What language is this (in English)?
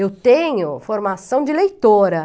Portuguese